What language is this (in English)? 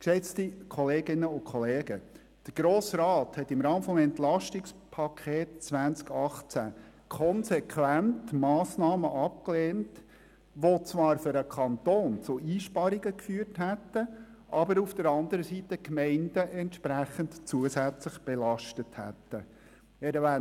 Swiss German